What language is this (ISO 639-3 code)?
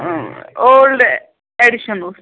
kas